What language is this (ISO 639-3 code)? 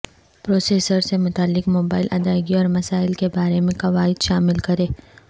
urd